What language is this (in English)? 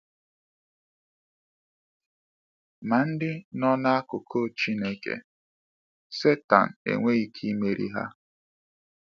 Igbo